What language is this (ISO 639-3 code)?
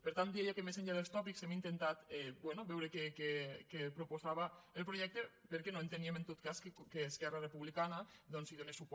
cat